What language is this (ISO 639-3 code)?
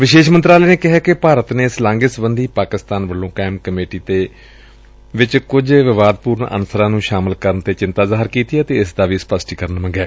pan